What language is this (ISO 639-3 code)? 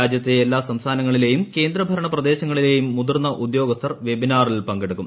mal